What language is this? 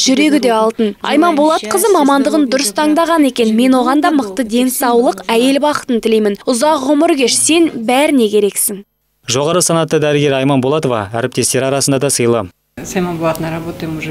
Russian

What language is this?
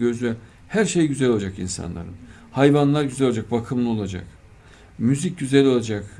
Turkish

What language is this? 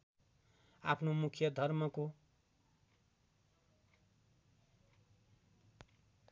Nepali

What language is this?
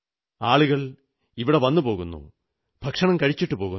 Malayalam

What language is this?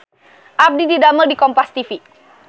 Sundanese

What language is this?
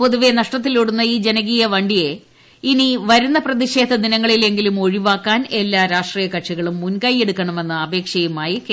Malayalam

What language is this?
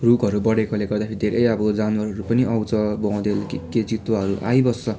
Nepali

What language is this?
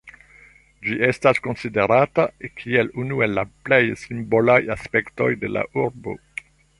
Esperanto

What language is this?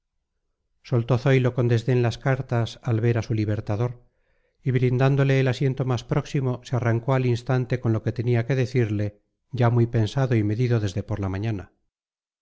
Spanish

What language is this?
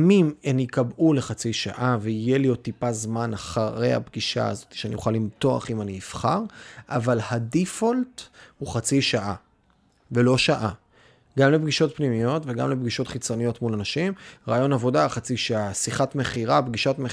Hebrew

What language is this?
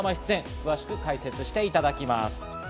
Japanese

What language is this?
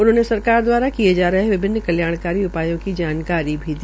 Hindi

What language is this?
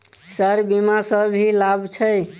Maithili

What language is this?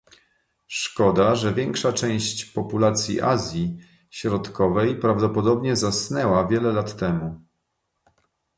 Polish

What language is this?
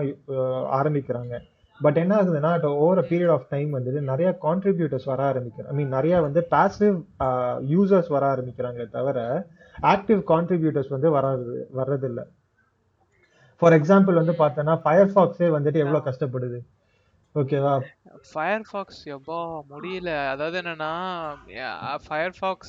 Tamil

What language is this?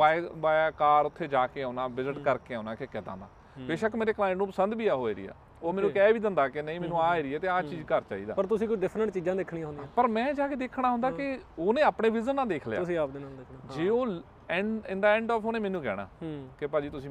Punjabi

